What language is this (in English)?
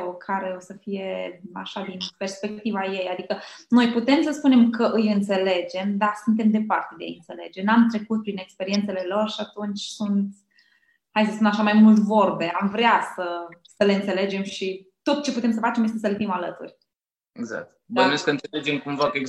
Romanian